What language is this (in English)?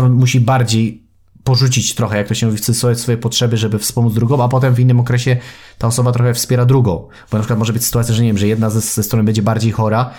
Polish